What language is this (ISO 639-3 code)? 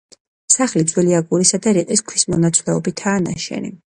kat